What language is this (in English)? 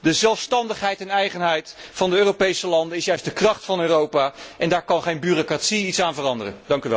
Dutch